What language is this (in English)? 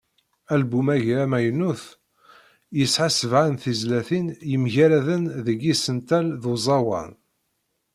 Kabyle